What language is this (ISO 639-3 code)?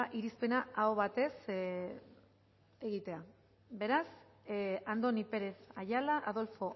eus